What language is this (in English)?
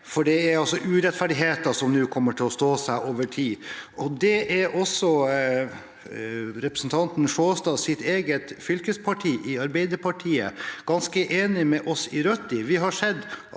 Norwegian